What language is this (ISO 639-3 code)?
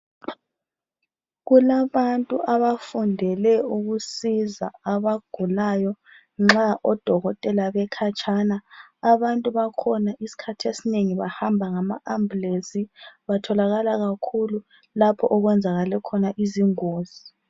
nde